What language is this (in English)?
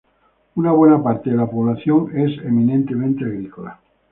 Spanish